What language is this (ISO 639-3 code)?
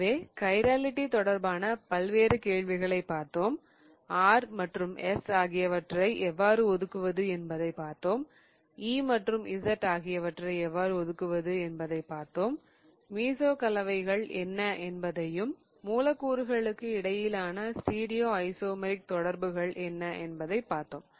tam